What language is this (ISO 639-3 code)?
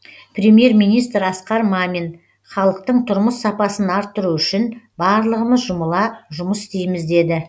kaz